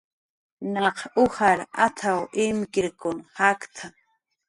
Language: Jaqaru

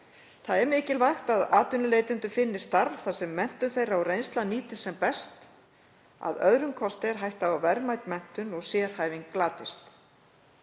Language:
Icelandic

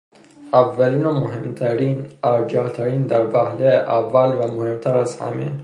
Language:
Persian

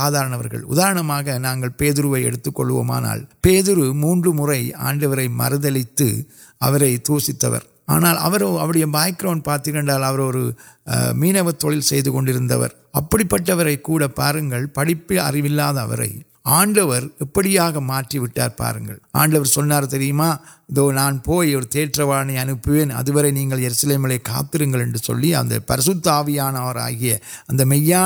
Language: Urdu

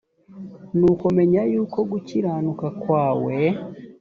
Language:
Kinyarwanda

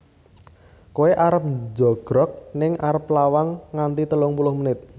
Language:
Javanese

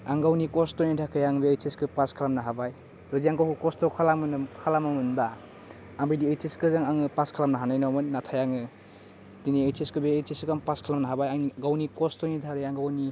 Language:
Bodo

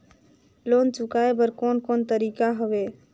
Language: Chhattisgarhi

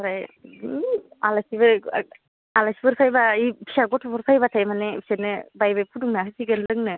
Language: Bodo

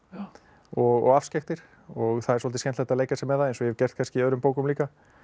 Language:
Icelandic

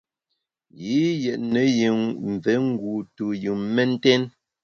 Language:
Bamun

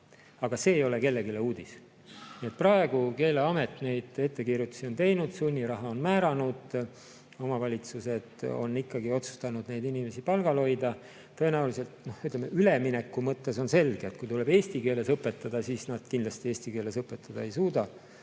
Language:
Estonian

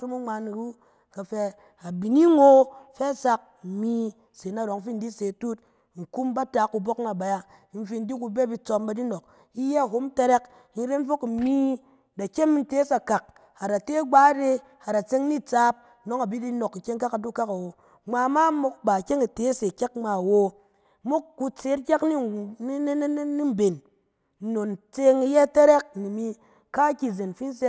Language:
Cen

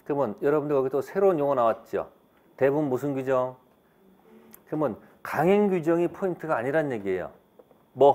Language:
Korean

